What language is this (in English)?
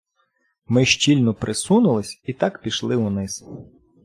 Ukrainian